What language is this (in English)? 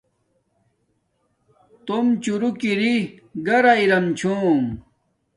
Domaaki